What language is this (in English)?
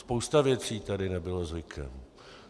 Czech